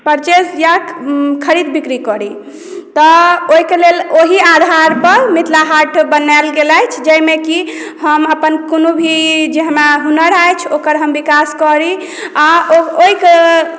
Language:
Maithili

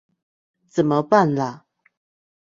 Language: Chinese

